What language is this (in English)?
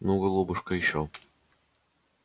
Russian